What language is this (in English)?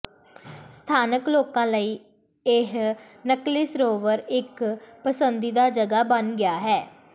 Punjabi